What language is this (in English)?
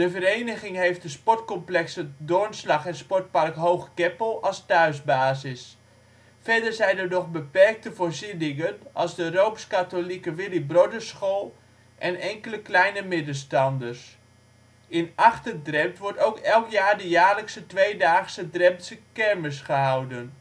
Dutch